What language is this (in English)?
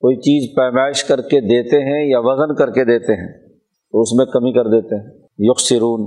Urdu